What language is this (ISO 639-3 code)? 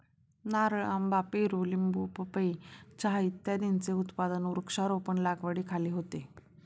mar